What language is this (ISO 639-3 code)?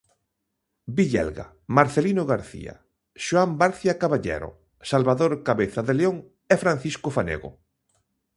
glg